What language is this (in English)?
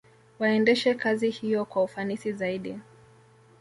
Swahili